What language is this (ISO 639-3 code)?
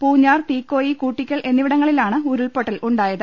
mal